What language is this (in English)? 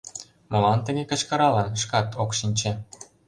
Mari